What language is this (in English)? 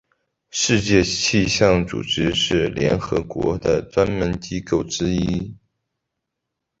Chinese